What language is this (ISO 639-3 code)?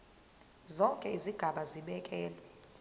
zul